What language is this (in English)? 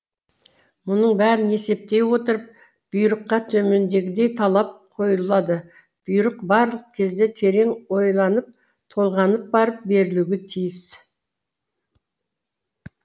Kazakh